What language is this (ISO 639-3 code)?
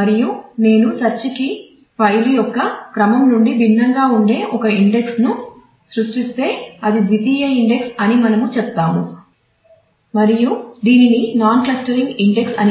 tel